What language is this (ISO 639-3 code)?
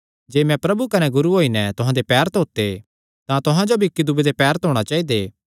xnr